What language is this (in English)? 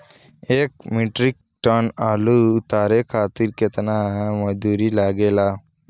Bhojpuri